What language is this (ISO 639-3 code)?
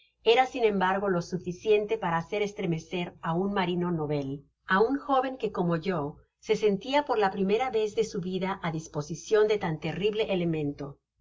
spa